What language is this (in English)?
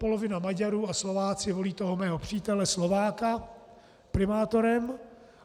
Czech